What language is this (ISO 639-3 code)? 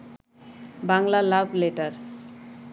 ben